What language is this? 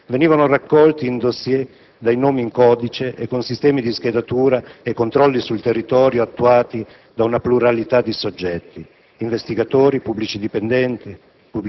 Italian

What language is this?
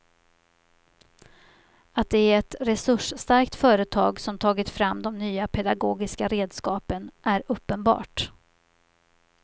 Swedish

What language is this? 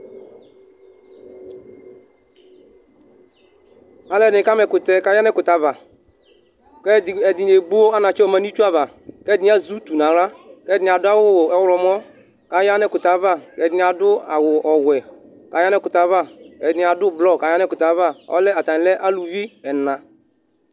Ikposo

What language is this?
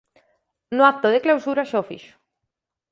Galician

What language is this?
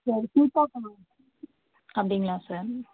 Tamil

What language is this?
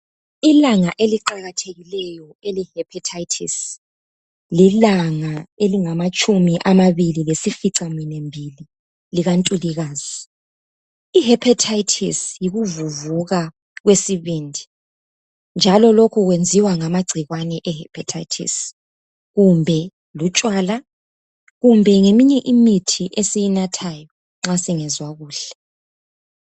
North Ndebele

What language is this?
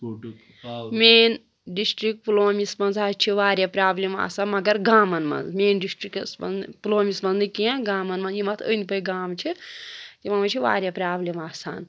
Kashmiri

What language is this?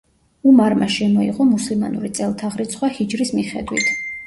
Georgian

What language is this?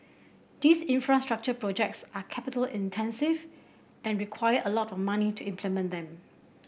English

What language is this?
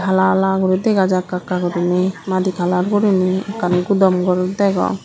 Chakma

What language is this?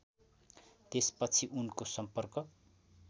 Nepali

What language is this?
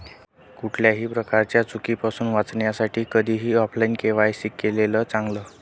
Marathi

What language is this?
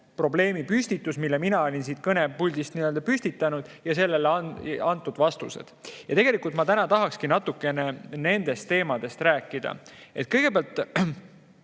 Estonian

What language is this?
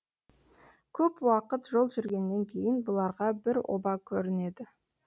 Kazakh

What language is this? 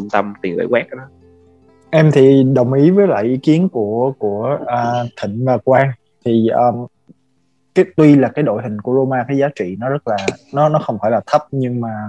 Vietnamese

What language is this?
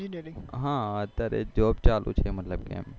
Gujarati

